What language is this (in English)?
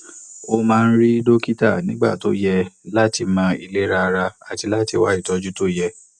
Yoruba